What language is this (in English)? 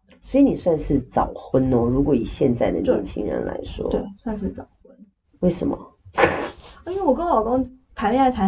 Chinese